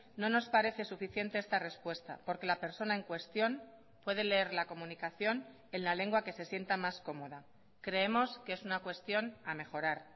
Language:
Spanish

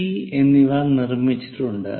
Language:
Malayalam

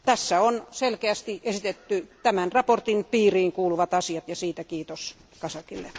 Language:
Finnish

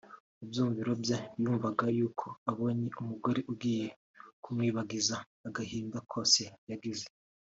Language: Kinyarwanda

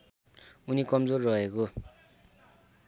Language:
Nepali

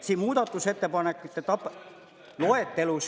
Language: Estonian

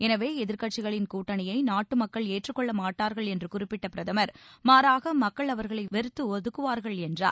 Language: Tamil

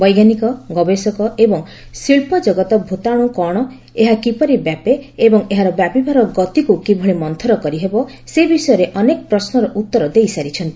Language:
Odia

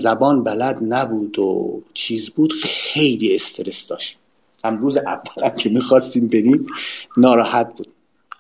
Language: Persian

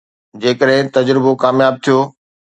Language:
Sindhi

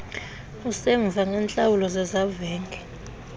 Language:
Xhosa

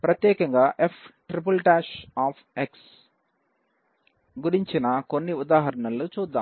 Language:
Telugu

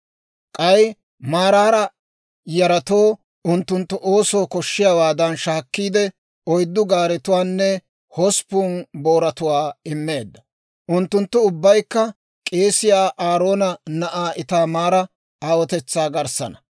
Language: Dawro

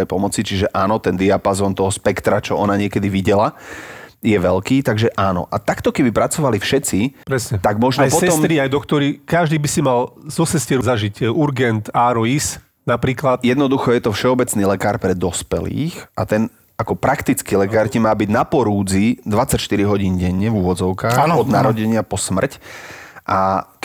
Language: Slovak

